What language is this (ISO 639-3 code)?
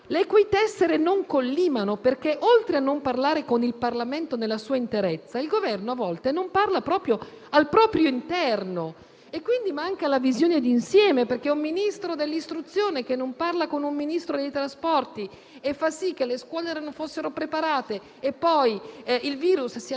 ita